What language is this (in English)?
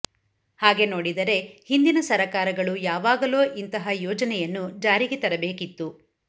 Kannada